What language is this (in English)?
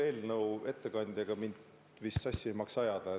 Estonian